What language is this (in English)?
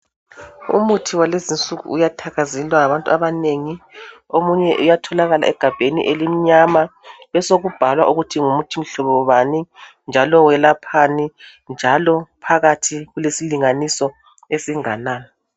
North Ndebele